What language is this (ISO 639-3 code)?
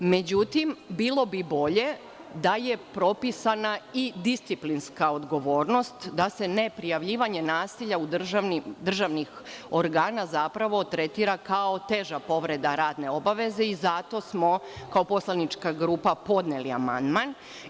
srp